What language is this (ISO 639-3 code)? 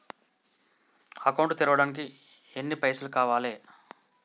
tel